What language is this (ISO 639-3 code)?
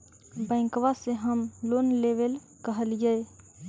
mag